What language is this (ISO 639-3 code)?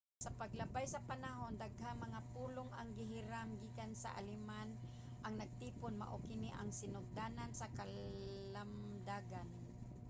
ceb